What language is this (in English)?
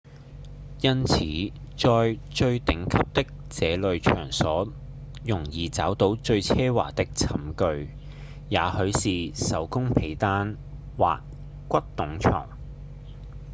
Cantonese